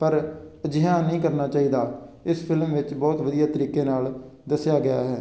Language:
Punjabi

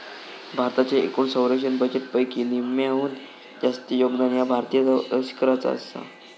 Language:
Marathi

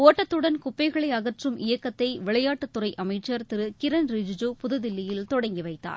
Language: Tamil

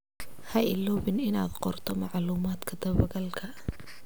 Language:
Somali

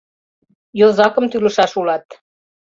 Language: Mari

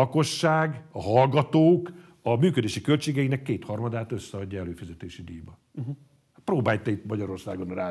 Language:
Hungarian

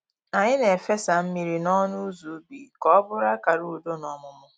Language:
Igbo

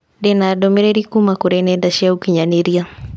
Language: Kikuyu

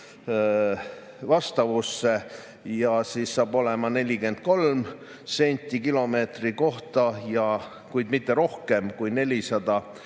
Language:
Estonian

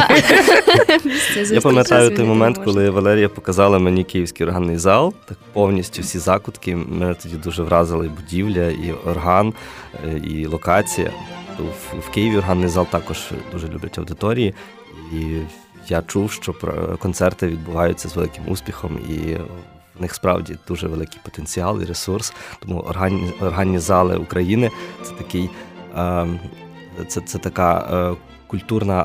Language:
Ukrainian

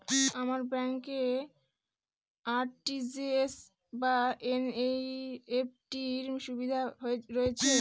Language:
Bangla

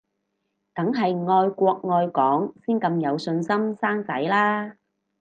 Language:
Cantonese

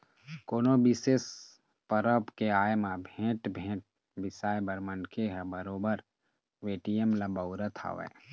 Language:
Chhattisgarhi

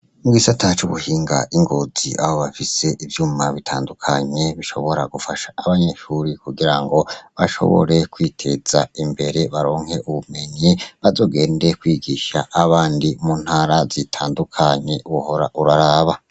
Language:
Rundi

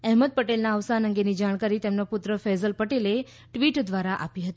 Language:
Gujarati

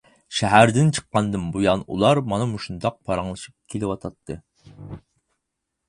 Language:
Uyghur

